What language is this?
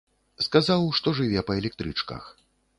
Belarusian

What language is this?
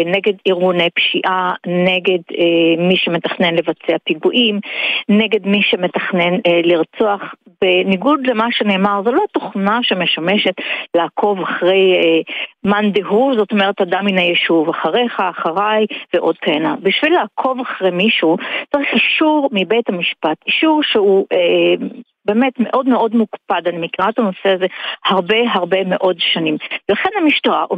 Hebrew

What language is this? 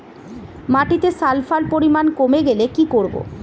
Bangla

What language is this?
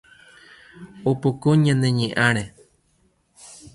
Guarani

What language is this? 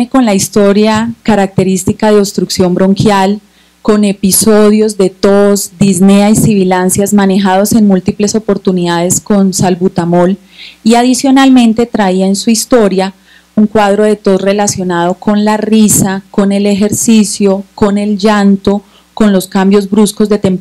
Spanish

